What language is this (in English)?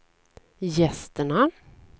Swedish